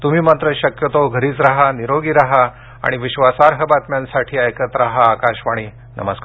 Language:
Marathi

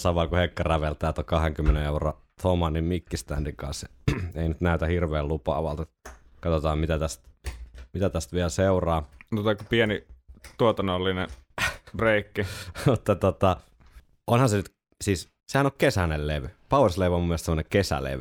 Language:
Finnish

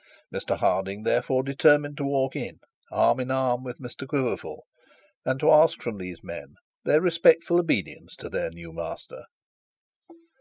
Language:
English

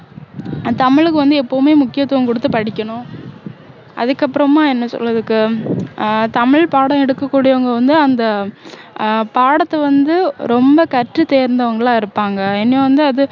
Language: Tamil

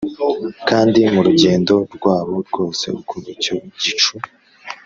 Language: Kinyarwanda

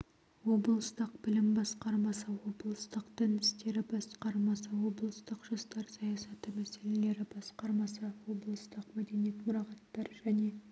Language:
Kazakh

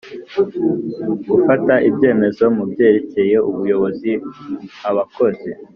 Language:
Kinyarwanda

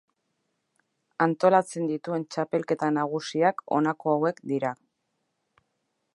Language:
Basque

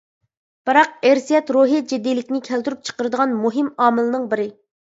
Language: Uyghur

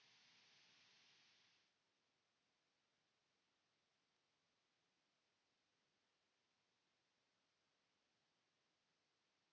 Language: Finnish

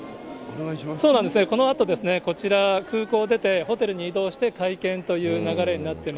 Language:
Japanese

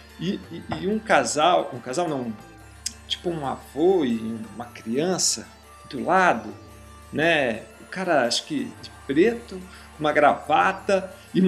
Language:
Portuguese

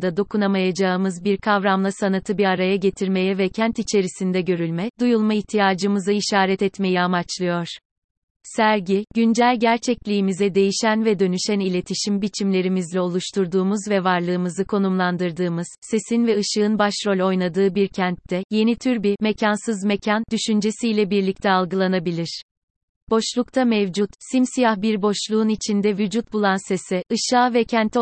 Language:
Turkish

